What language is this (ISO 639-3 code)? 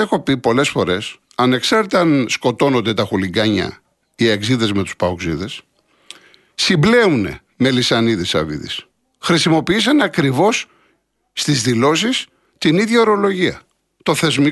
ell